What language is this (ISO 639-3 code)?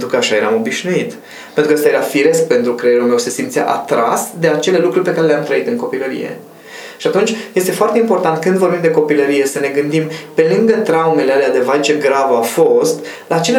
ron